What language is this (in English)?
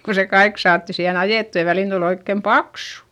Finnish